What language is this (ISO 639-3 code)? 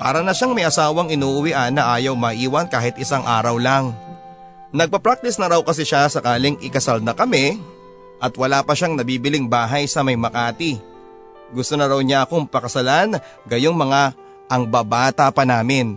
fil